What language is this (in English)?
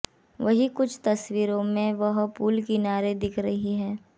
Hindi